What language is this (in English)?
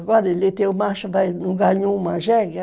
Portuguese